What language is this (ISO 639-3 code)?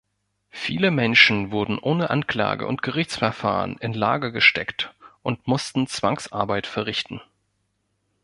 deu